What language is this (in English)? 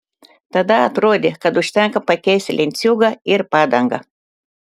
Lithuanian